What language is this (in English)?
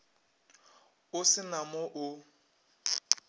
Northern Sotho